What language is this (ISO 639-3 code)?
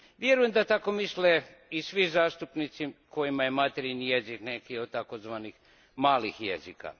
hrv